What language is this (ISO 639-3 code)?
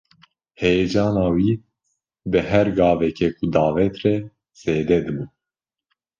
kur